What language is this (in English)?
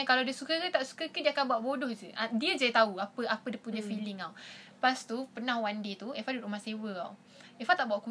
Malay